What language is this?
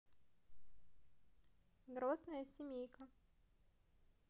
Russian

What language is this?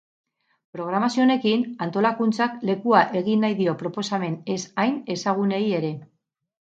Basque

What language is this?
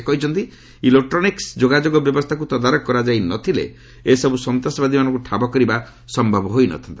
Odia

